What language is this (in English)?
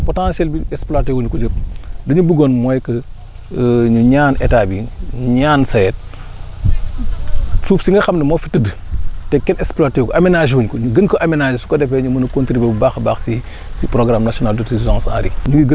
Wolof